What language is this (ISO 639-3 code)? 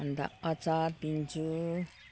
nep